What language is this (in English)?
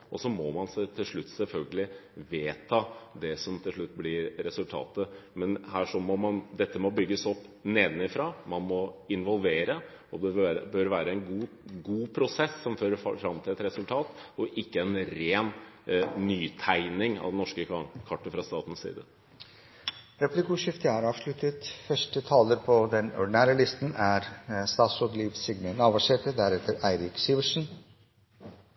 Norwegian